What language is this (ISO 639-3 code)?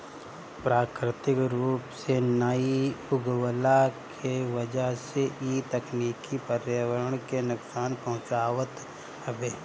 bho